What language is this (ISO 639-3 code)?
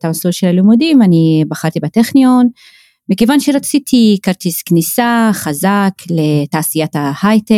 heb